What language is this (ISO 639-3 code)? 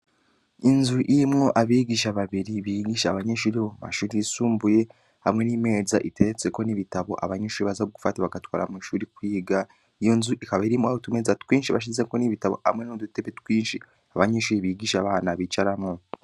run